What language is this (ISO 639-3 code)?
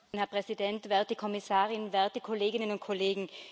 deu